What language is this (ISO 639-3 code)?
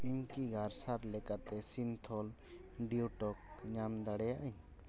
sat